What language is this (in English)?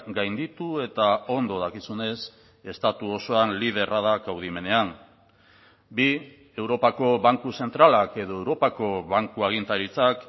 Basque